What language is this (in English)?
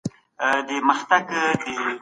Pashto